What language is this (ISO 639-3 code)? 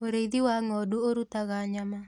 kik